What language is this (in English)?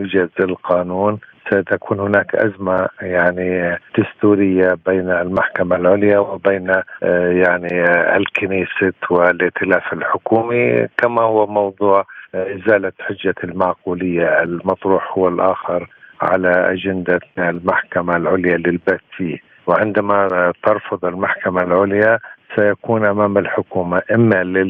Arabic